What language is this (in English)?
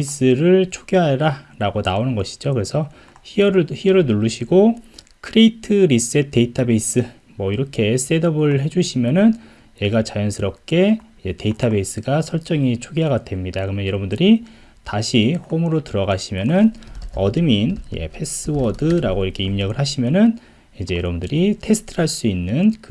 Korean